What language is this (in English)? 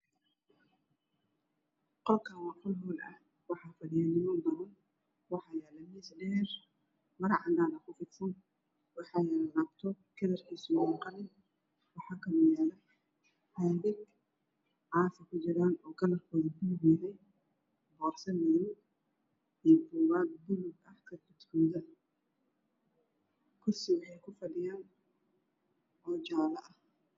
Somali